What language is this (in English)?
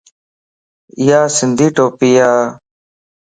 Lasi